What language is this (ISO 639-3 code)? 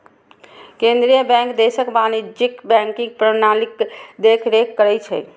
mai